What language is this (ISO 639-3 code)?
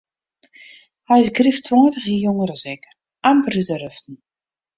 fry